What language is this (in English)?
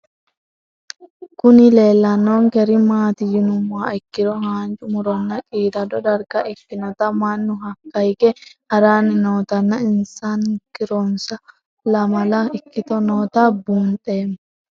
Sidamo